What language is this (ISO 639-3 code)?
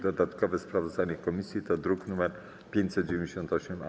pol